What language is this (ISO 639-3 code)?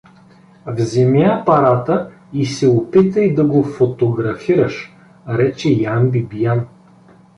bul